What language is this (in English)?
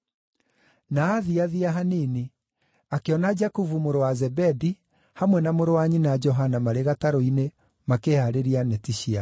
Kikuyu